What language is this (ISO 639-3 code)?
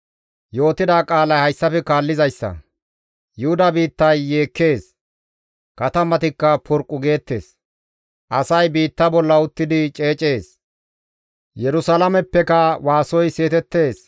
gmv